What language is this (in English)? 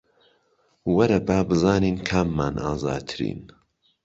Central Kurdish